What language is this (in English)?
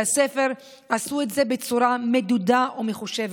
Hebrew